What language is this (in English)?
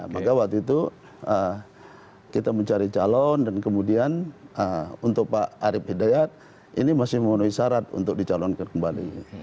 Indonesian